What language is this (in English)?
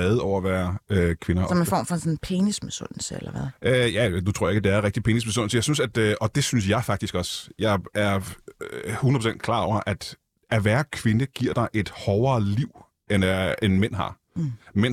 Danish